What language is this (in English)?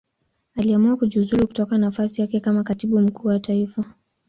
Swahili